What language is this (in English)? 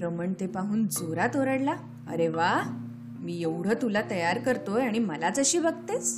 Marathi